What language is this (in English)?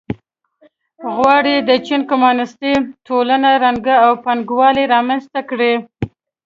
Pashto